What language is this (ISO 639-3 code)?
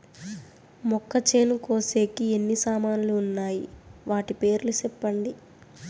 tel